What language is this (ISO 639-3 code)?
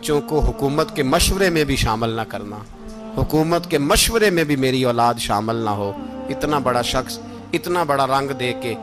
urd